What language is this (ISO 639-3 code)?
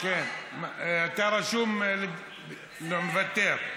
heb